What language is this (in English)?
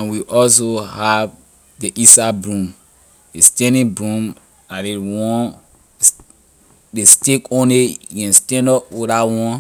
Liberian English